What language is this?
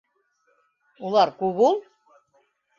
Bashkir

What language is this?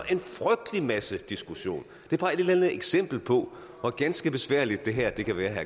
Danish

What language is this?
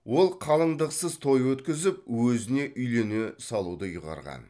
Kazakh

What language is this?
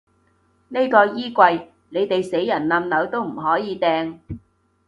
Cantonese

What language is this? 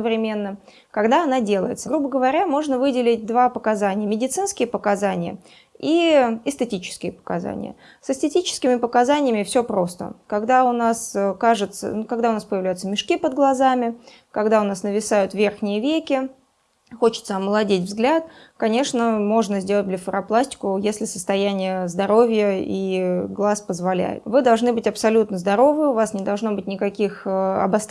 Russian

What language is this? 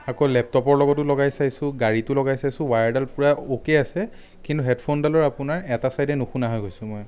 Assamese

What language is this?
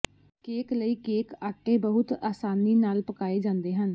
Punjabi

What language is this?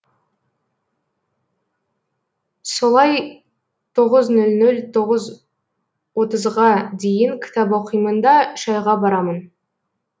Kazakh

